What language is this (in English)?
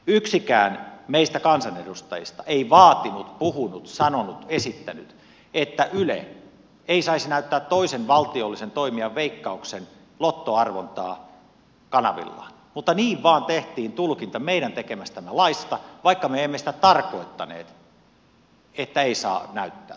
Finnish